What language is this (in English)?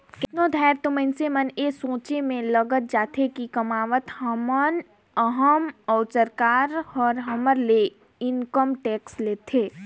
Chhattisgarhi